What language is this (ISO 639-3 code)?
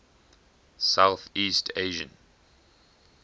eng